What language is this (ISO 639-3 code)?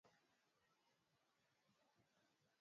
swa